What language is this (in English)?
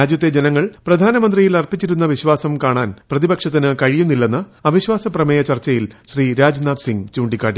Malayalam